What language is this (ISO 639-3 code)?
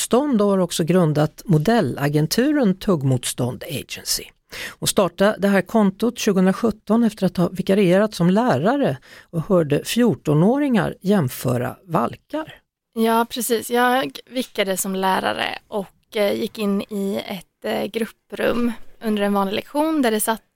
swe